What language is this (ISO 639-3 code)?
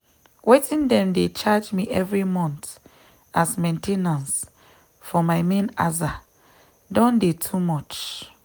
pcm